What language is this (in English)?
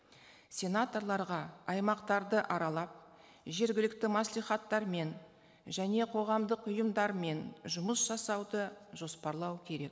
Kazakh